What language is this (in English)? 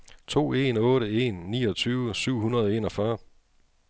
Danish